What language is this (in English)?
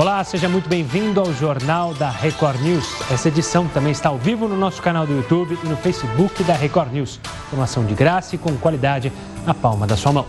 Portuguese